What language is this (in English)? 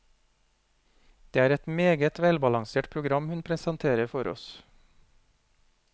Norwegian